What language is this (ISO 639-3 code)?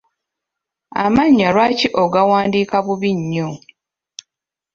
lug